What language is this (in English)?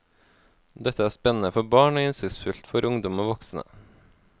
Norwegian